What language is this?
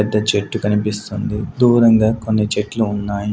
Telugu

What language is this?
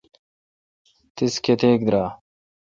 Kalkoti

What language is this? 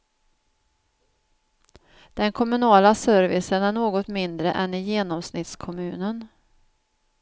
Swedish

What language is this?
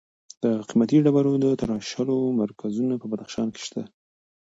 Pashto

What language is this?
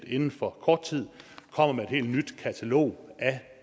Danish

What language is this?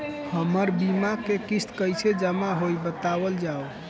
Bhojpuri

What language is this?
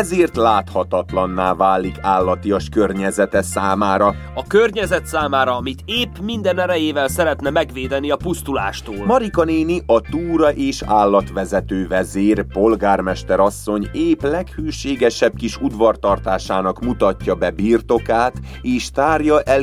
Hungarian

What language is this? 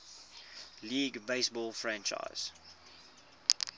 English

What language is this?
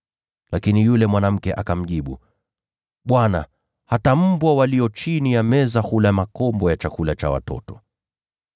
Swahili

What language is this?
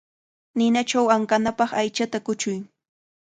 Cajatambo North Lima Quechua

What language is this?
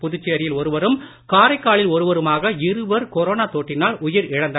Tamil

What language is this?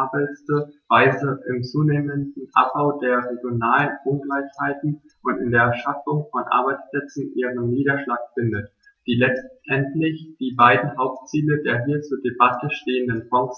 German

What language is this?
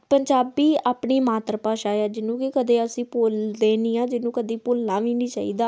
Punjabi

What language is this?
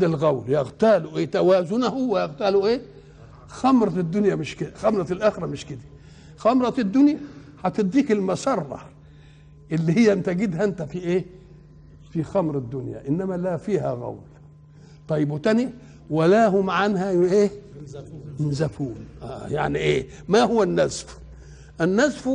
Arabic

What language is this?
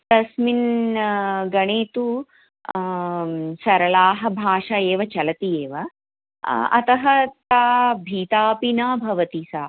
Sanskrit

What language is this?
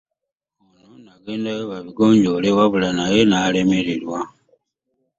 Ganda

